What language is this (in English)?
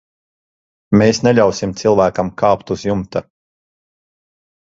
Latvian